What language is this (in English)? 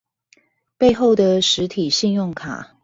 Chinese